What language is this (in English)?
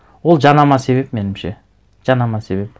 Kazakh